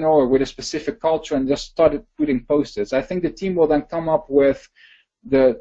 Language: English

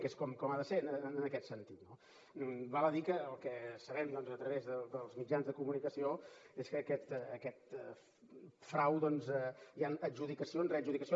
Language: Catalan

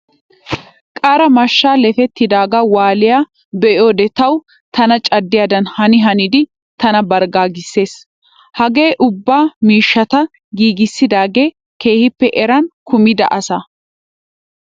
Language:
Wolaytta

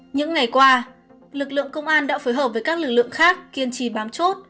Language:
Vietnamese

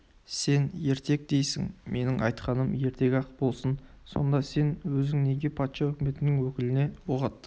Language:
Kazakh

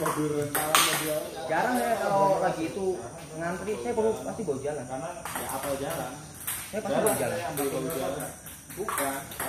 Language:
Indonesian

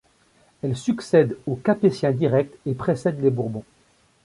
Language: French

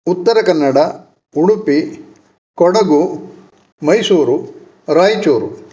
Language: Sanskrit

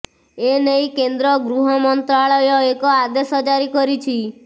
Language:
Odia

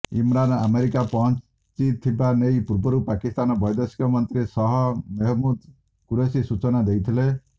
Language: Odia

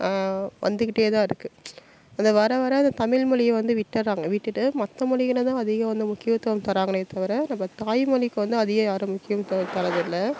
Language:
Tamil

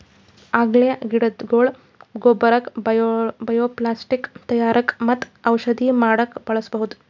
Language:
Kannada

